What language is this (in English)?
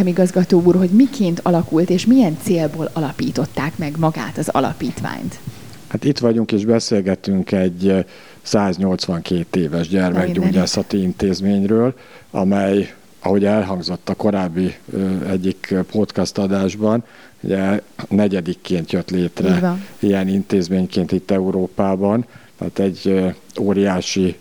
Hungarian